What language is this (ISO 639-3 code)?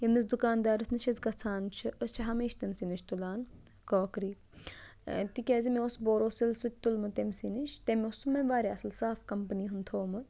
kas